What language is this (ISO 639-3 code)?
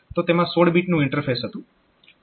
guj